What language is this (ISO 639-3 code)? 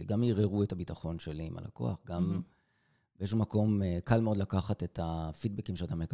heb